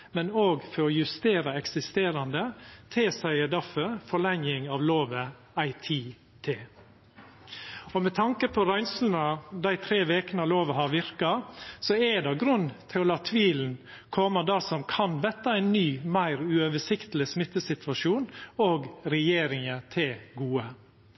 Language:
Norwegian Nynorsk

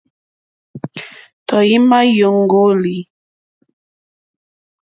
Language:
Mokpwe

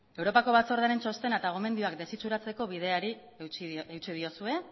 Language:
Basque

